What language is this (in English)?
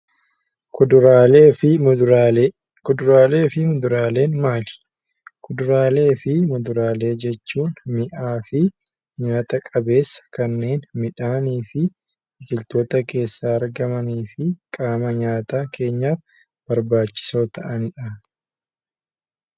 Oromo